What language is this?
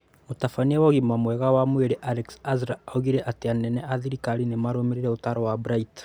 Kikuyu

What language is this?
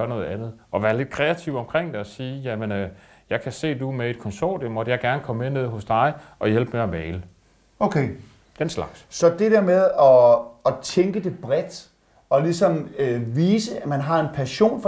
Danish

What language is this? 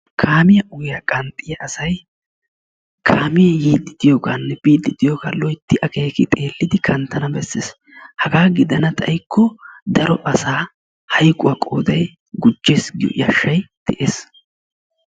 Wolaytta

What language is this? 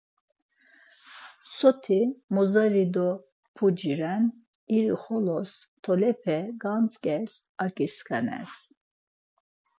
Laz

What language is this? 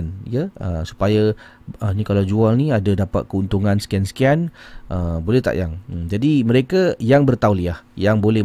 Malay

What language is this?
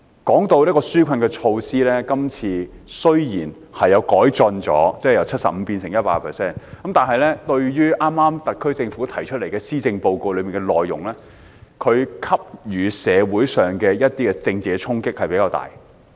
Cantonese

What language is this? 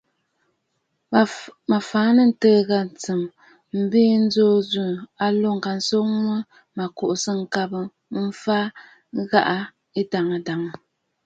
Bafut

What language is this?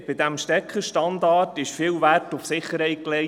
Swiss German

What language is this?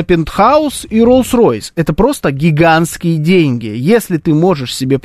Russian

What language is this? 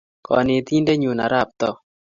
Kalenjin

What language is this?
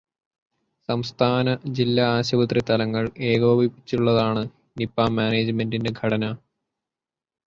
Malayalam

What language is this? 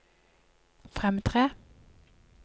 Norwegian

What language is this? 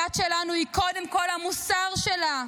Hebrew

